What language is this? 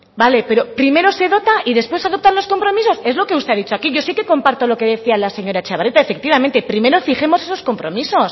Spanish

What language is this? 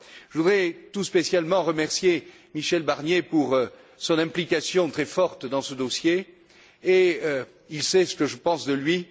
French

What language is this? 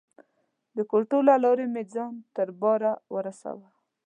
Pashto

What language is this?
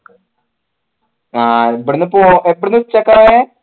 Malayalam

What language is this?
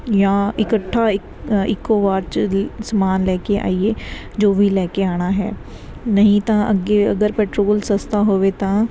Punjabi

